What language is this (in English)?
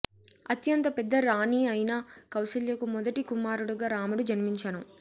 Telugu